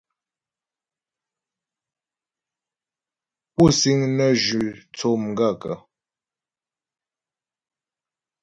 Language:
Ghomala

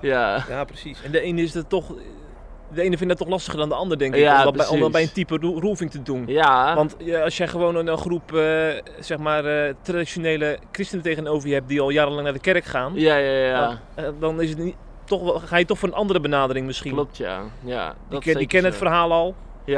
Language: Dutch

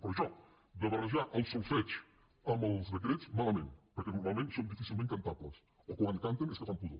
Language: Catalan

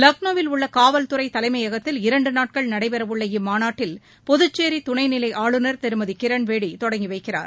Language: Tamil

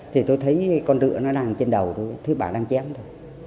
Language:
Vietnamese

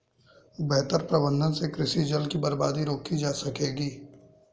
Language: Hindi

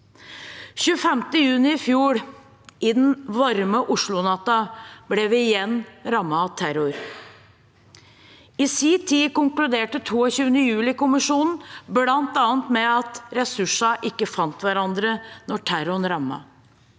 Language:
Norwegian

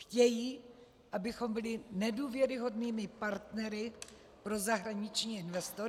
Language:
Czech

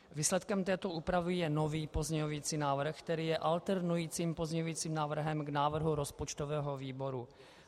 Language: Czech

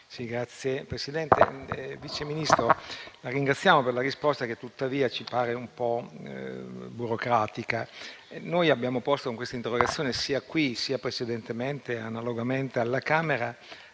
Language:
Italian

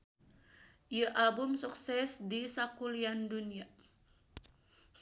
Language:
Sundanese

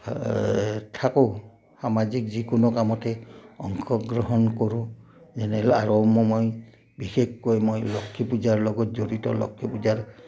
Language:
Assamese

